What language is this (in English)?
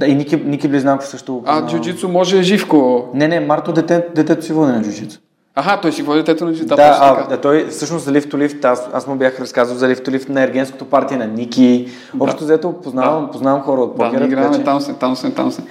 Bulgarian